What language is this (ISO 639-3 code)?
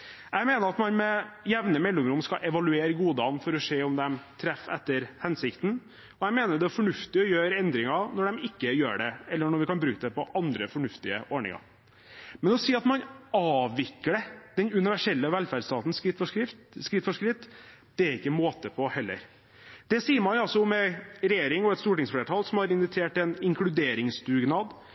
nob